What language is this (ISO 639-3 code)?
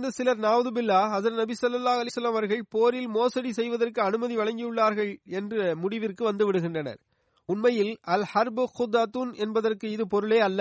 tam